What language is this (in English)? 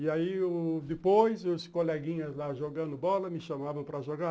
Portuguese